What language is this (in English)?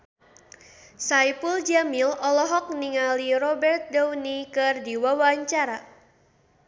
Sundanese